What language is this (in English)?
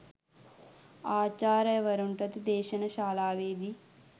Sinhala